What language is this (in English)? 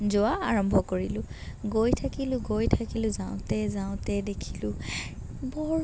Assamese